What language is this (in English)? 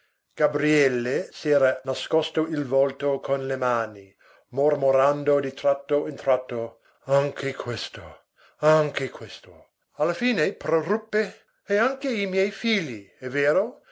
Italian